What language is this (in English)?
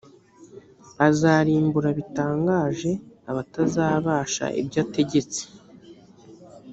Kinyarwanda